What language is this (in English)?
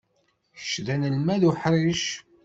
Kabyle